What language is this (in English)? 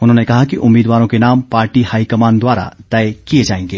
Hindi